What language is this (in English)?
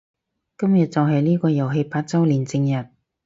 Cantonese